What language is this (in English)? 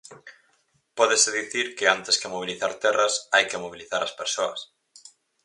Galician